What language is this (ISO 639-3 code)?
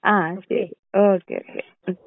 mal